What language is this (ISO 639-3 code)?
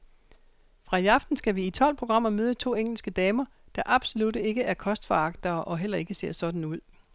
dan